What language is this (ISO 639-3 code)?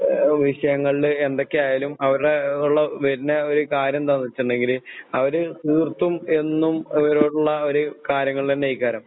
mal